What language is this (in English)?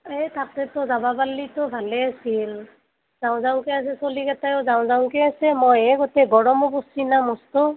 Assamese